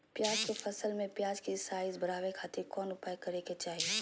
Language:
Magahi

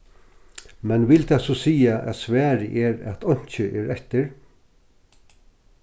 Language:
Faroese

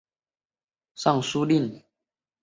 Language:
Chinese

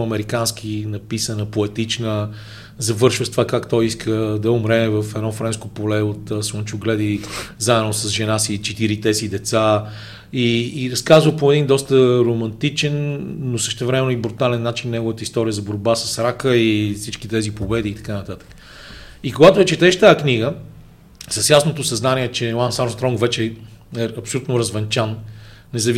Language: Bulgarian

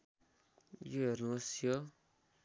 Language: Nepali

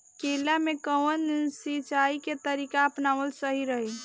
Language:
Bhojpuri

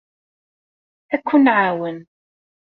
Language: Kabyle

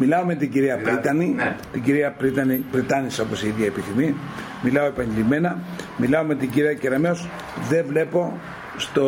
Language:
Greek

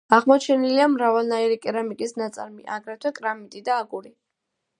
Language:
Georgian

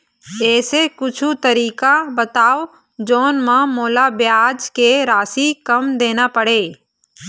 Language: Chhattisgarhi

